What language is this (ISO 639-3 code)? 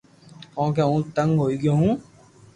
lrk